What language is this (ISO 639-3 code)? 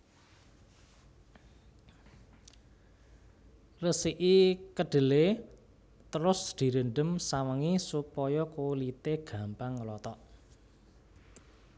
jav